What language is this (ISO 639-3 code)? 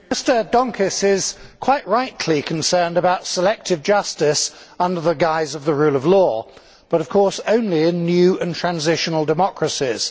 eng